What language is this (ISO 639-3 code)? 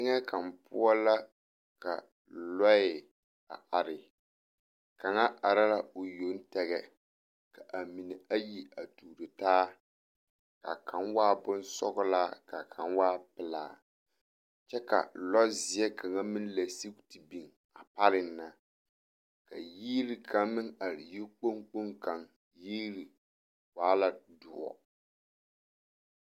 dga